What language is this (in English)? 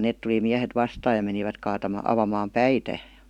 Finnish